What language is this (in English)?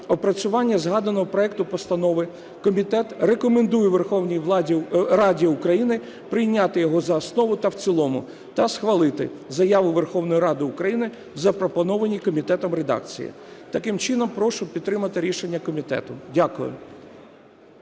Ukrainian